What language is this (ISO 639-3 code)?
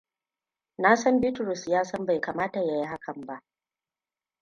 hau